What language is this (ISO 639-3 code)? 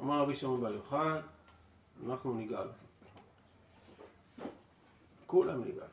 heb